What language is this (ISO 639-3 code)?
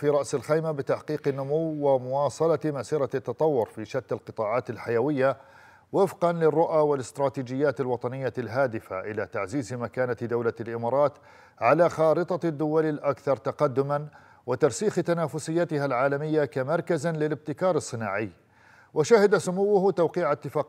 ara